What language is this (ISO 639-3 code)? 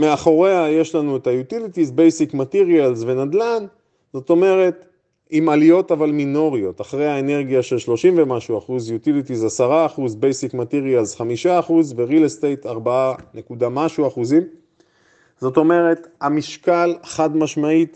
heb